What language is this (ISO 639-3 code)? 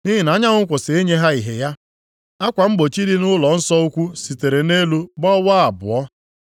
ibo